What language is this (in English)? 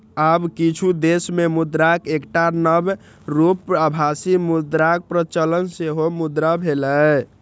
Maithili